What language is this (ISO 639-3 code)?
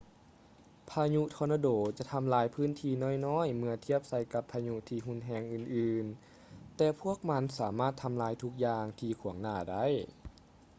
lao